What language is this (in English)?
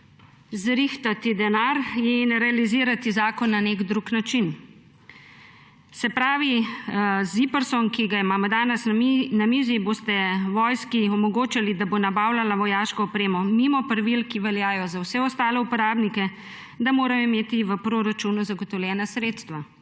Slovenian